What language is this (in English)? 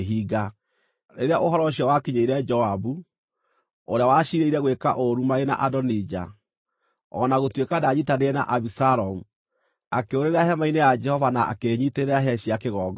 Kikuyu